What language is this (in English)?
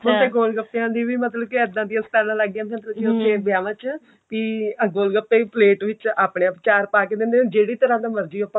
Punjabi